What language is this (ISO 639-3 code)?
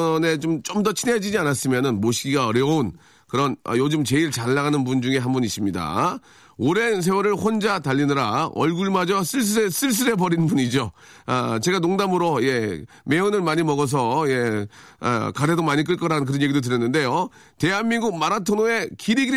kor